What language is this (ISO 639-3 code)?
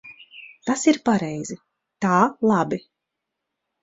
lav